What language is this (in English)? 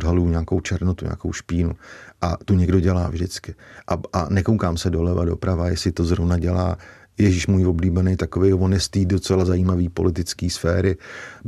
Czech